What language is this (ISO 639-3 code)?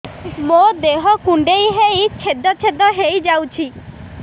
ori